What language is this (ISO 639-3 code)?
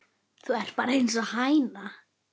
isl